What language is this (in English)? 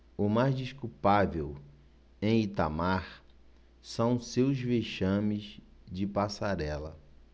Portuguese